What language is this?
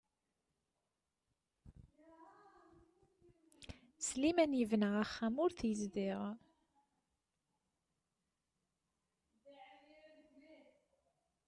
Kabyle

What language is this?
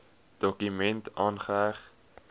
Afrikaans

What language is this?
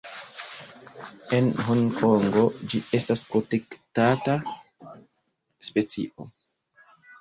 Esperanto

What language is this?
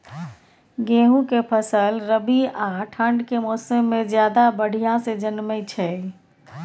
Maithili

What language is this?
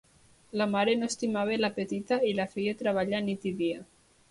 Catalan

